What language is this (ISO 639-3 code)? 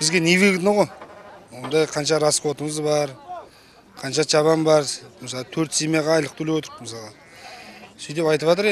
tur